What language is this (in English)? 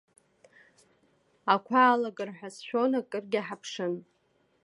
Abkhazian